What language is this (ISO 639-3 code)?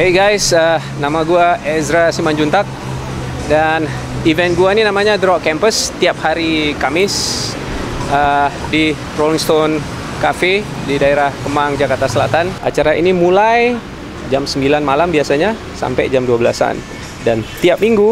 ind